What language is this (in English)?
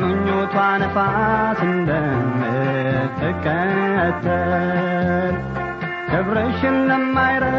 Amharic